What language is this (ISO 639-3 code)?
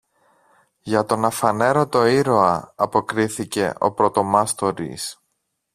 ell